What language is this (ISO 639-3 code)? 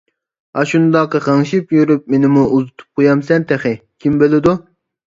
uig